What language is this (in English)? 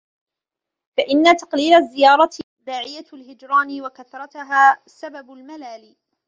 Arabic